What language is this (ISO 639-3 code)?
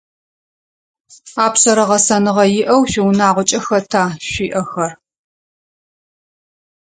ady